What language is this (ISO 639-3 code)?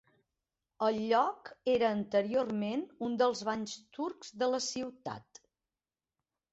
cat